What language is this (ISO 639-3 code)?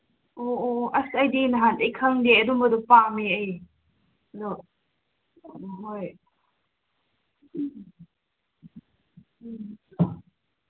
mni